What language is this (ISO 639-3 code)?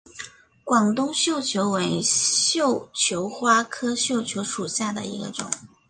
zho